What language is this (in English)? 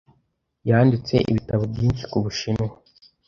Kinyarwanda